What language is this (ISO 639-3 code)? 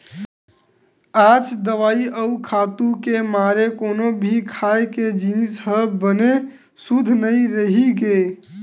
hne